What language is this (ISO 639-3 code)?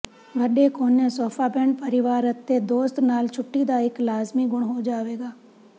pan